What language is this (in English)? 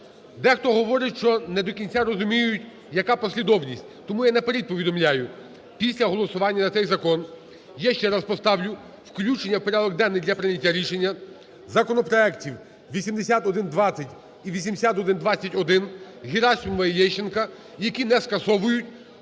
Ukrainian